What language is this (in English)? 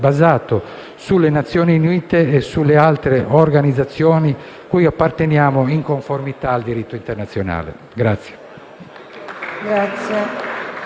Italian